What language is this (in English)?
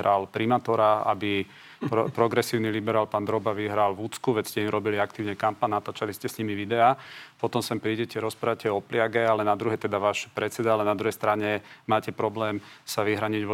Slovak